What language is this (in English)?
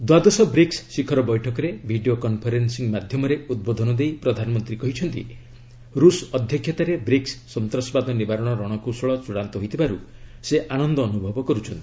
Odia